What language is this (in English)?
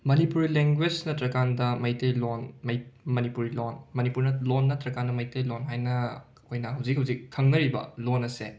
Manipuri